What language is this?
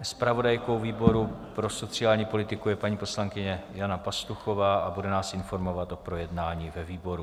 Czech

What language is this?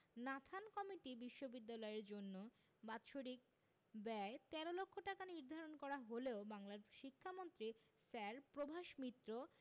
Bangla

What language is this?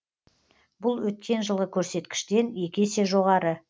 Kazakh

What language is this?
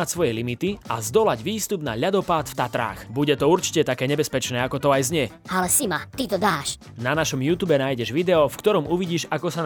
Slovak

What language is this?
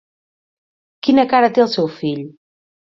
Catalan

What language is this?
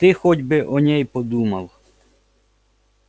Russian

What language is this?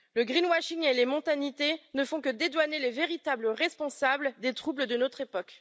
French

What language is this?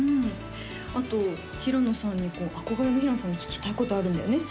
Japanese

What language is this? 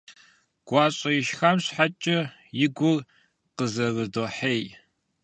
Kabardian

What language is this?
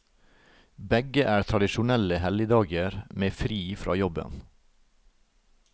Norwegian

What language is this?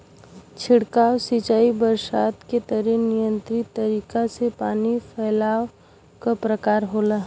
Bhojpuri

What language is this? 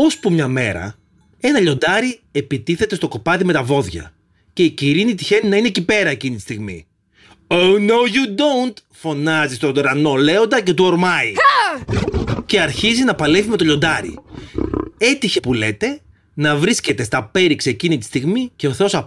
Greek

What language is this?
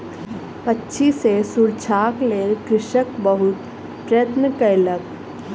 Maithili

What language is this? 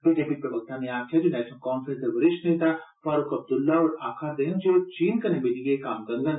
Dogri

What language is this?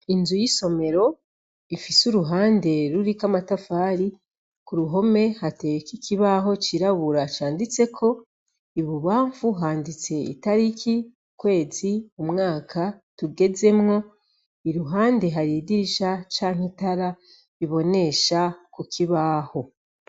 Rundi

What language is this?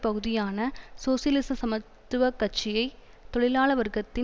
Tamil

